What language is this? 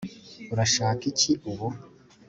Kinyarwanda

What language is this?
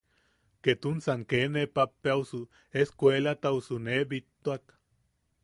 Yaqui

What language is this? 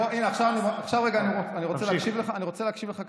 Hebrew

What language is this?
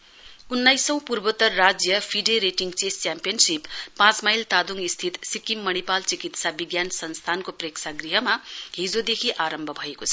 Nepali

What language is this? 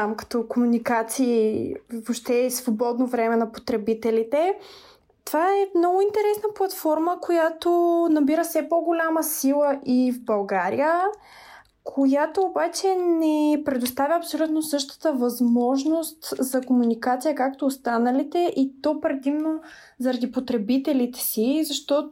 Bulgarian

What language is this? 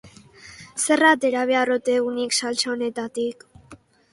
Basque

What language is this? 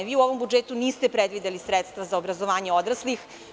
Serbian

